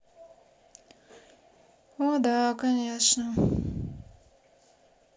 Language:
Russian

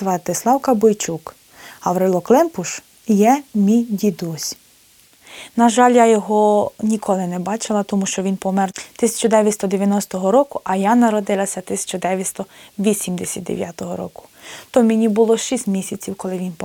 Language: Ukrainian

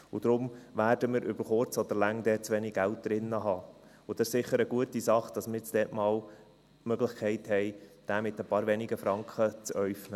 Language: Swiss German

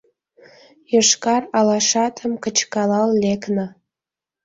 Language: Mari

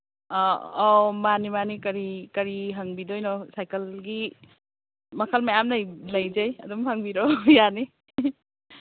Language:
Manipuri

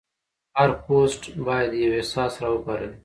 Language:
Pashto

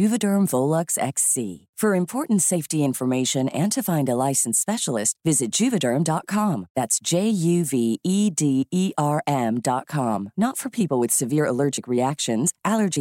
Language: Filipino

